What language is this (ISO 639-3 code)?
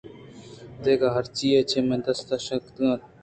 bgp